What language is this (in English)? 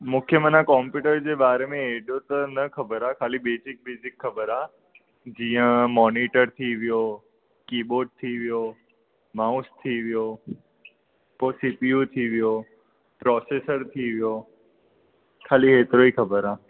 Sindhi